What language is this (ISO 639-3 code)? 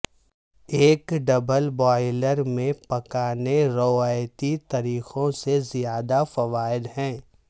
urd